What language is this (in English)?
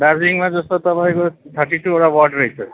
Nepali